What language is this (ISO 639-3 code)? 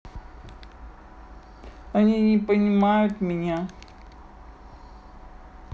rus